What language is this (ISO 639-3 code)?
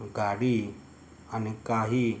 mar